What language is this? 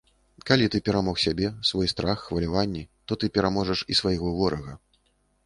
Belarusian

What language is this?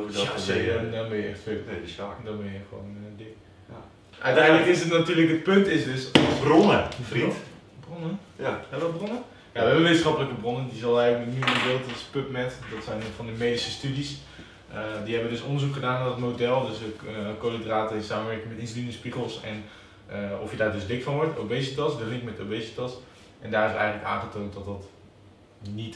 Dutch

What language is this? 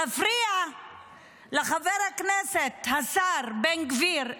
Hebrew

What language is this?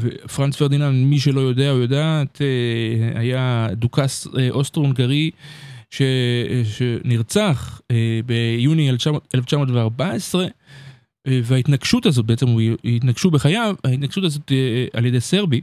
Hebrew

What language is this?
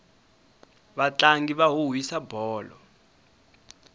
Tsonga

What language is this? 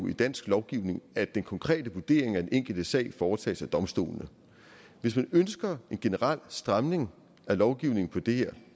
Danish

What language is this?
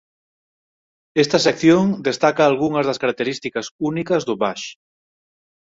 Galician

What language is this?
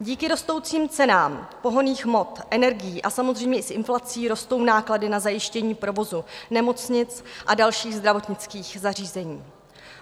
Czech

